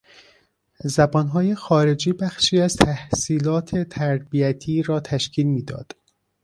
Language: Persian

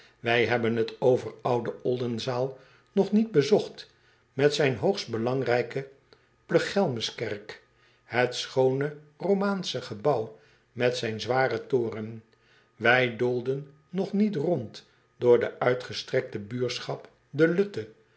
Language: Dutch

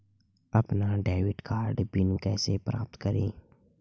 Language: Hindi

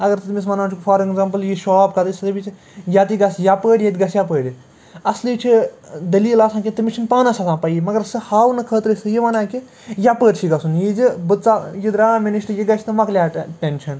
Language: Kashmiri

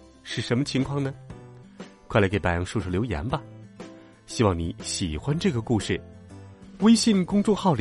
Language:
Chinese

